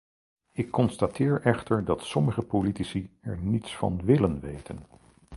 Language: Dutch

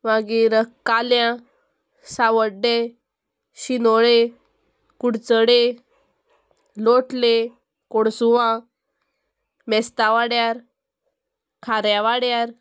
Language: Konkani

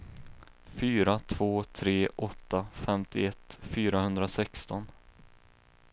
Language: Swedish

